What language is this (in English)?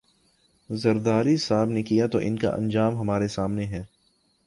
Urdu